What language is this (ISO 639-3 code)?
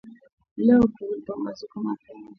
swa